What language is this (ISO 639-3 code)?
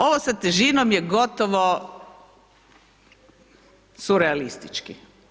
hrv